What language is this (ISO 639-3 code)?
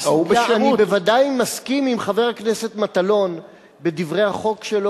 heb